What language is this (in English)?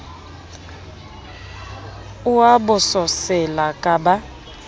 Southern Sotho